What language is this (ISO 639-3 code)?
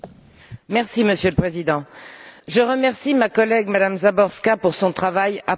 fra